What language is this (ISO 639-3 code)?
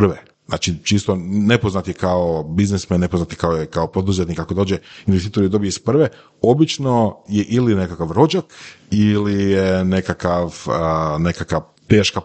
hrv